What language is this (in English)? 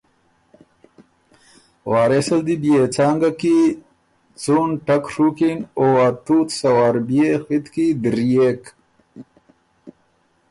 Ormuri